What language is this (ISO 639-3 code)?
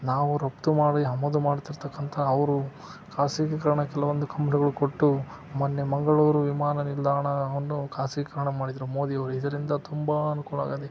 kan